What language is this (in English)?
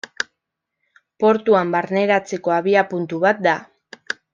Basque